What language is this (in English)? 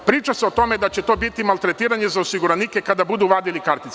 Serbian